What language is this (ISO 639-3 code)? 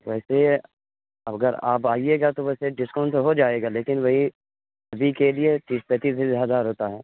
urd